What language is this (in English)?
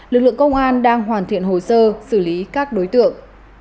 Vietnamese